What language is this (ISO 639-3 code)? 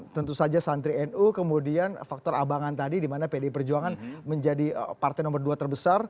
ind